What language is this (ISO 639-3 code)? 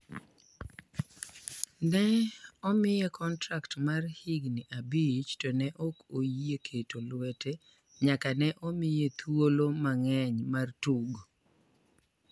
luo